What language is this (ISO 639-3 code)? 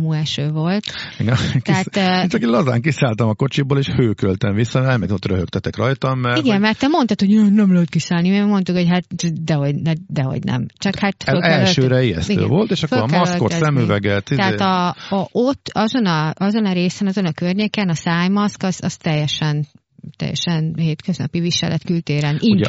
hun